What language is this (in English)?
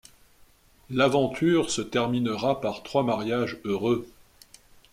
French